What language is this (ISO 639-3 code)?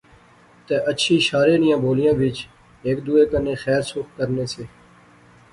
phr